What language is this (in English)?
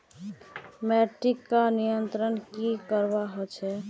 Magahi